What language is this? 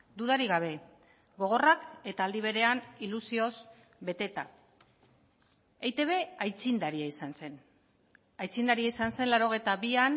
Basque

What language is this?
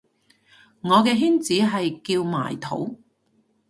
Cantonese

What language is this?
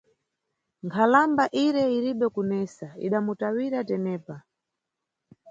Nyungwe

